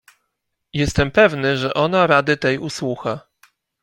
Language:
Polish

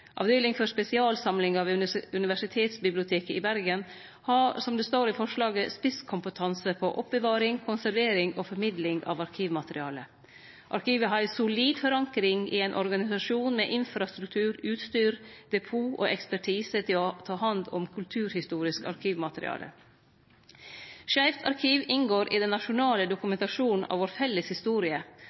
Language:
Norwegian Nynorsk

